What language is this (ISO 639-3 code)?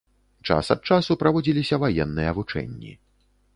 bel